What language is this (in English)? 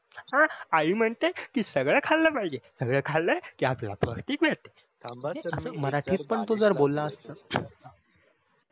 Marathi